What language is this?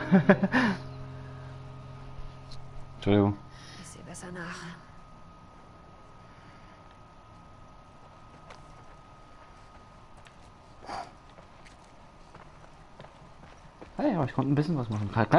German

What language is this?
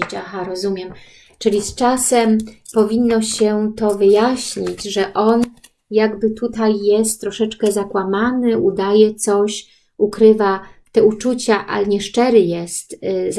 Polish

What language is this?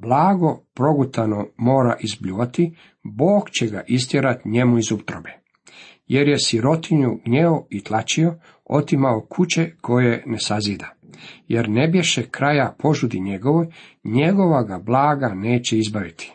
Croatian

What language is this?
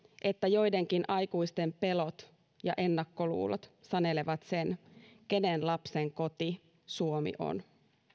Finnish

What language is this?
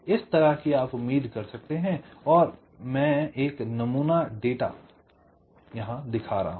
Hindi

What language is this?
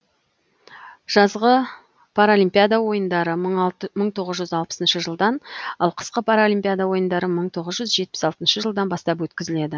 Kazakh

